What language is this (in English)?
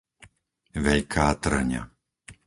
Slovak